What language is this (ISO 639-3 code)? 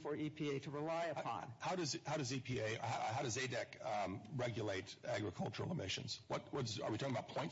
eng